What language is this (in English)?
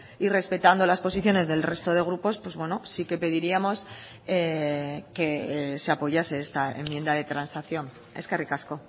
Spanish